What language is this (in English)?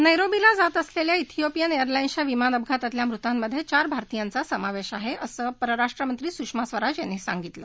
Marathi